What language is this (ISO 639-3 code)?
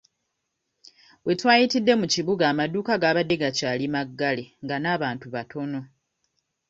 lug